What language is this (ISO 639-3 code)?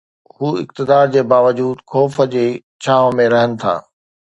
snd